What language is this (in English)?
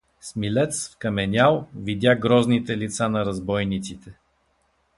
Bulgarian